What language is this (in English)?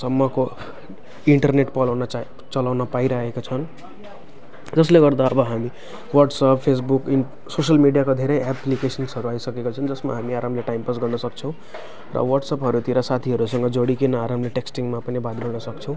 Nepali